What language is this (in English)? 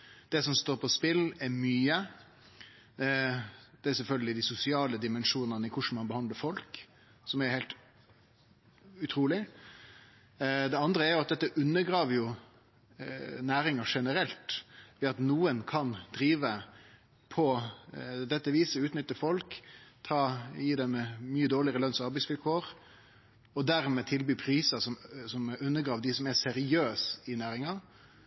Norwegian Nynorsk